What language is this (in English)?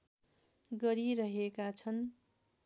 Nepali